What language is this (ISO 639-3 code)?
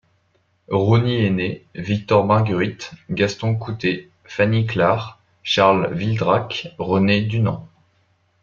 fra